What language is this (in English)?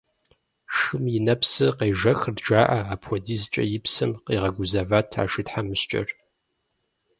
Kabardian